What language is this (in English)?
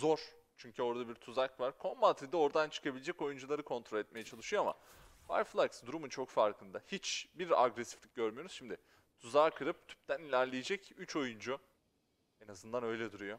Turkish